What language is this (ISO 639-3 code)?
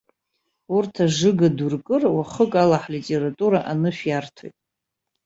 abk